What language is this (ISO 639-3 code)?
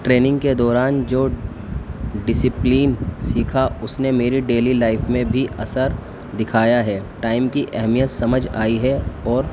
urd